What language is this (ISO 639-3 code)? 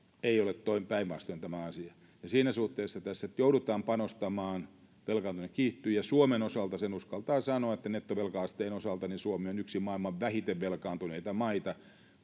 fin